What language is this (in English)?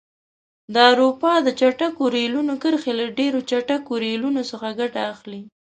Pashto